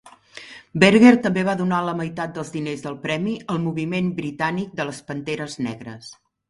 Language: Catalan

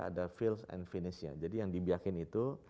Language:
Indonesian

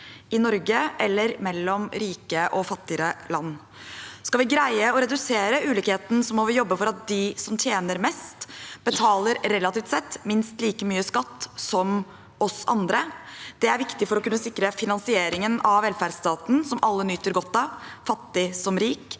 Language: Norwegian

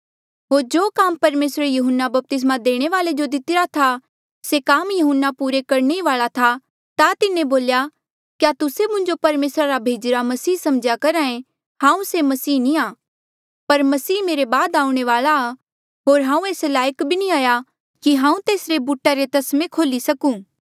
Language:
Mandeali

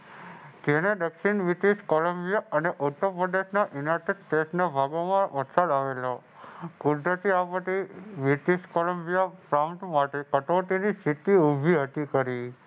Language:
Gujarati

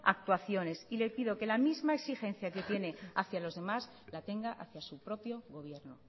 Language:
Spanish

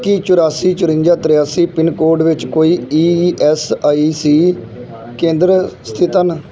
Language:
Punjabi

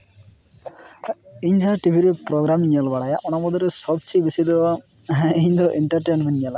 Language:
Santali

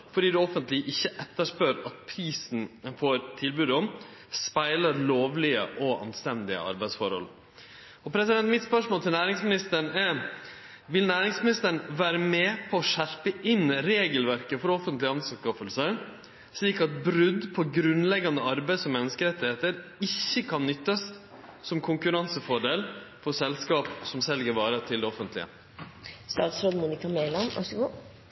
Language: Norwegian Nynorsk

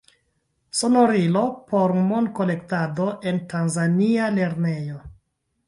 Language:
Esperanto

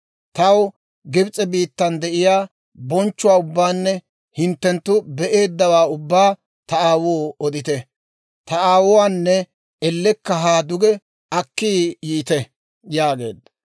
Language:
Dawro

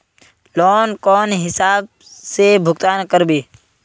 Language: Magahi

